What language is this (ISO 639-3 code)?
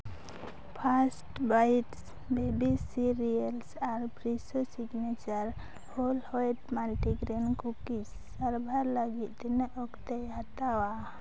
sat